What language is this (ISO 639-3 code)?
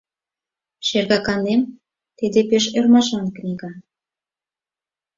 chm